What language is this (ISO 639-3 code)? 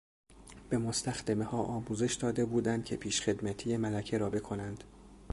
fas